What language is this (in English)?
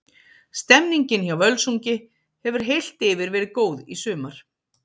Icelandic